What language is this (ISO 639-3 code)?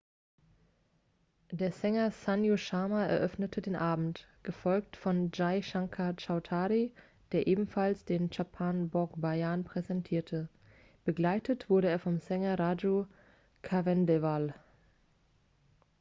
deu